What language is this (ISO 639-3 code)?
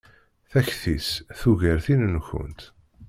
kab